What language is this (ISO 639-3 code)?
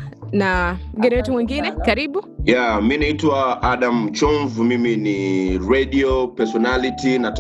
swa